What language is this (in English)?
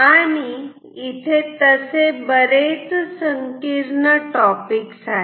Marathi